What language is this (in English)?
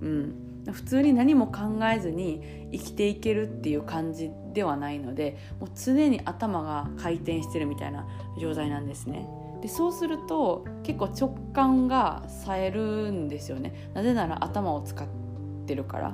Japanese